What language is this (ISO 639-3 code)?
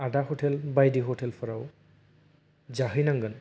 brx